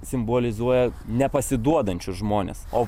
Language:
Lithuanian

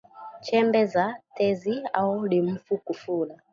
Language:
Swahili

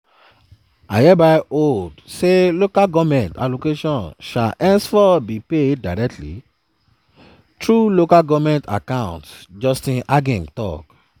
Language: Nigerian Pidgin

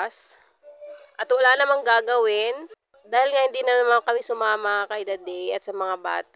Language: Filipino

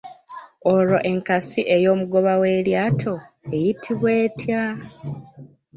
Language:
Ganda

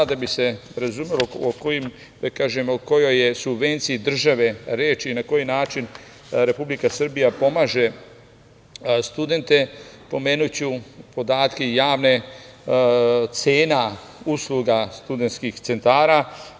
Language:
Serbian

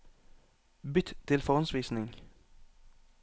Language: Norwegian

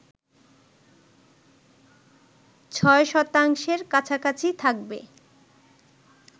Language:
Bangla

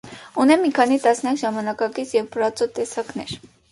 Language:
Armenian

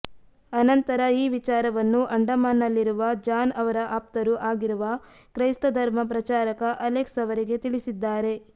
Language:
Kannada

